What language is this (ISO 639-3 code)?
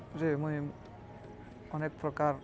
ori